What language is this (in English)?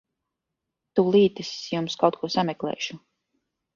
Latvian